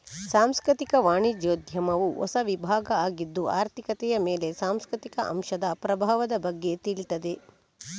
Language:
Kannada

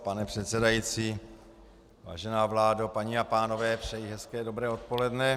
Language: Czech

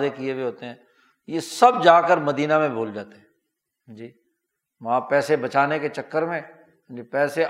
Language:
Urdu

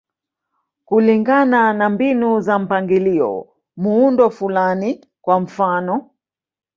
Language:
Swahili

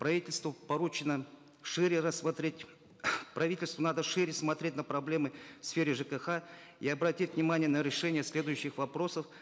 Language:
Kazakh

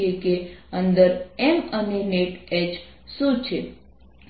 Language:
Gujarati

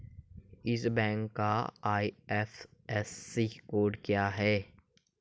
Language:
Hindi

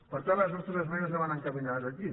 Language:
Catalan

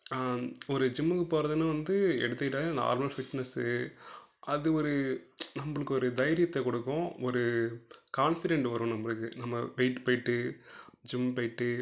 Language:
Tamil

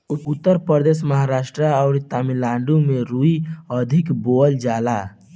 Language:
Bhojpuri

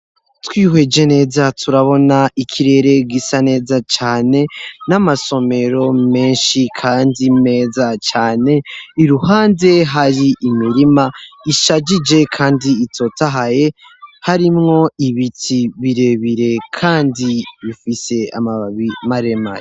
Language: Rundi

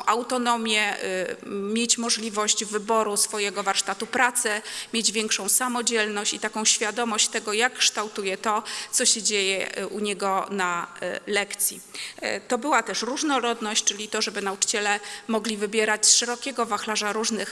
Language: Polish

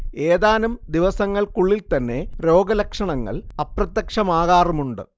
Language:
Malayalam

